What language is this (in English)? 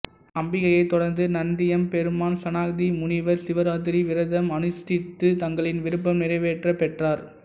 Tamil